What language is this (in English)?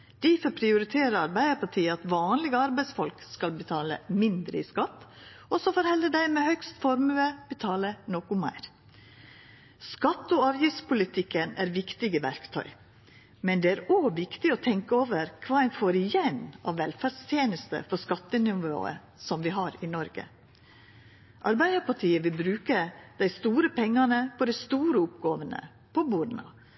Norwegian Nynorsk